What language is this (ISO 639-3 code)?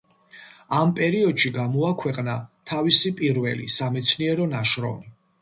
kat